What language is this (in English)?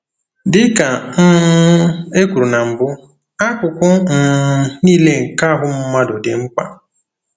Igbo